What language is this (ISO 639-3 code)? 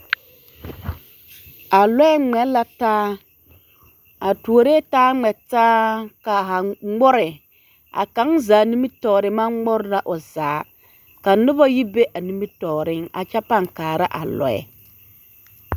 dga